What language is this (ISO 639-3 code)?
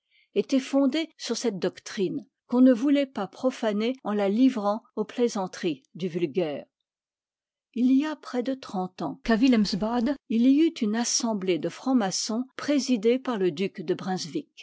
fra